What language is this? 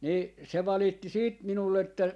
Finnish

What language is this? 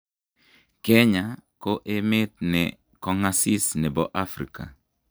Kalenjin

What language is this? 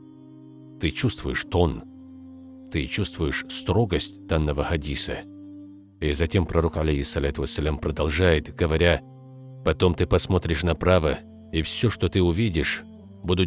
Russian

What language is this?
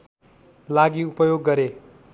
Nepali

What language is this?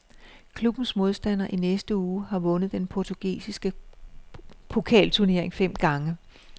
Danish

